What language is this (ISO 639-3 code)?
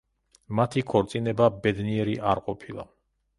kat